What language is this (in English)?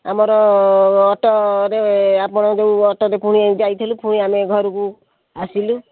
Odia